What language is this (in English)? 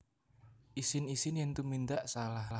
Javanese